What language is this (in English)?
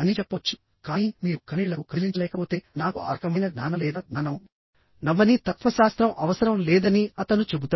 Telugu